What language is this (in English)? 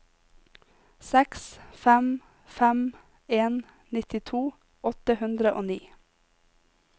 Norwegian